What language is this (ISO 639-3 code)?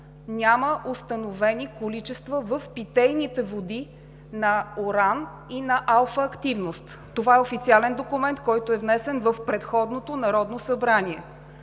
bul